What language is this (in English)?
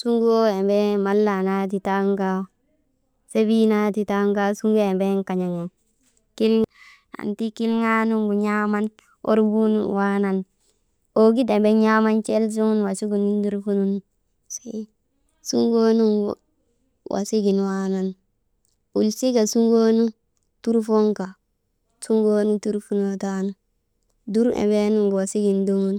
Maba